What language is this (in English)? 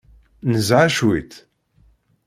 Kabyle